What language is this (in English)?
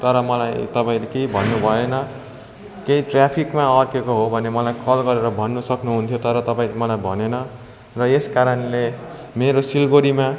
Nepali